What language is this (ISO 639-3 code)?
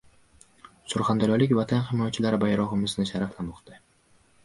uzb